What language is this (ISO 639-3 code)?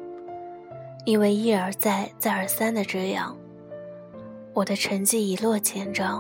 zho